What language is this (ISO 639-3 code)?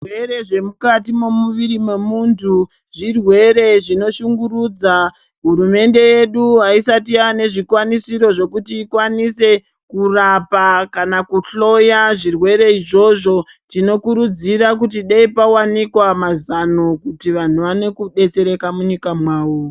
ndc